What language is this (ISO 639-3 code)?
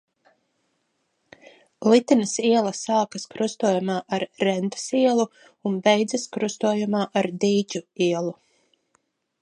lav